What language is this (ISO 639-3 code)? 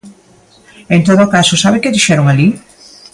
glg